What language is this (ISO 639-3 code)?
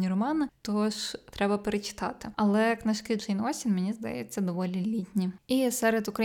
ukr